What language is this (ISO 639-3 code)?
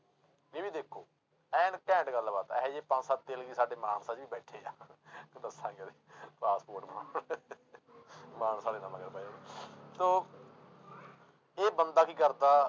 pan